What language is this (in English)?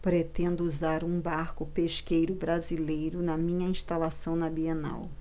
Portuguese